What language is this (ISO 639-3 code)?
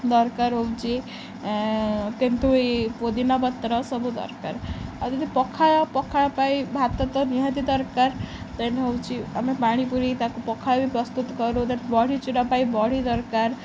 ori